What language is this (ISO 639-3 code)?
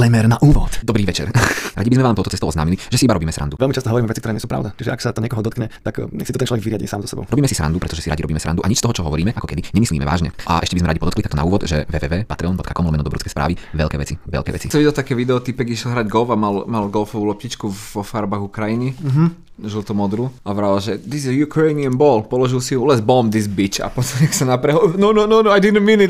slk